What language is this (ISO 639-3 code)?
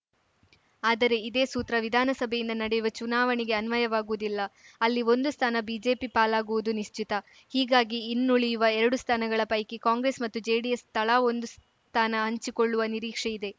kan